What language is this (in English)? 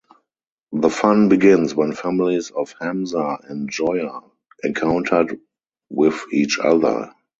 English